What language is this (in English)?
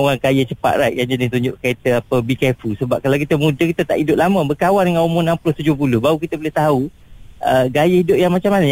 Malay